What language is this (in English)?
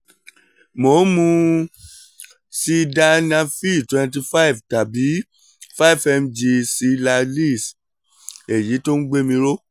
Yoruba